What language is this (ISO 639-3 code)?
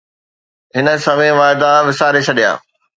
snd